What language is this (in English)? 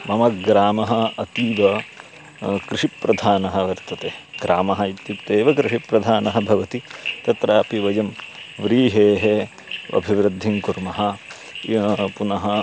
Sanskrit